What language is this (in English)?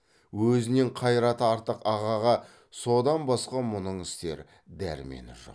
Kazakh